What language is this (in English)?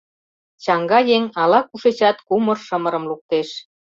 Mari